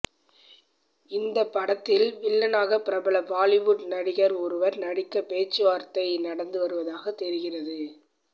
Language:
Tamil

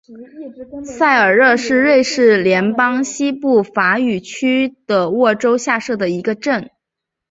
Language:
Chinese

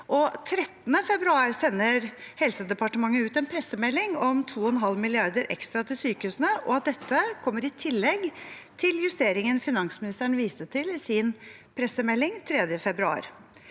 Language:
Norwegian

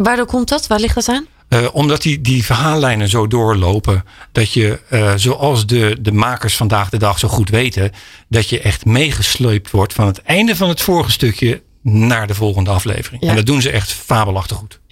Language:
Dutch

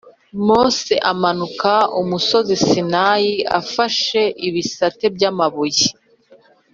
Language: Kinyarwanda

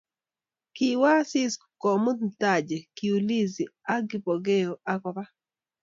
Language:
Kalenjin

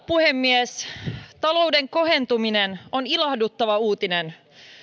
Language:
Finnish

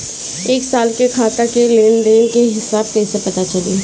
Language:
Bhojpuri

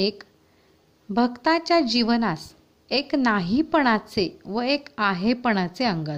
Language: Hindi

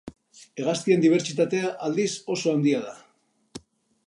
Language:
Basque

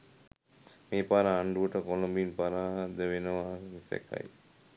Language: Sinhala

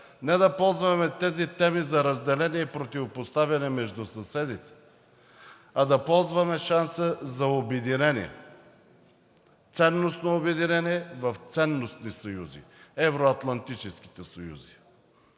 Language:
Bulgarian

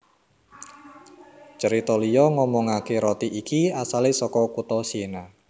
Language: Javanese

